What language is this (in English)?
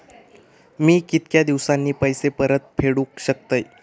Marathi